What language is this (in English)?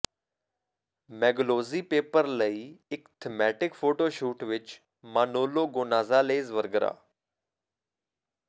Punjabi